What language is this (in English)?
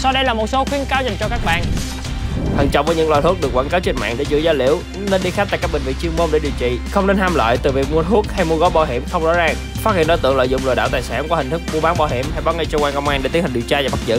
Vietnamese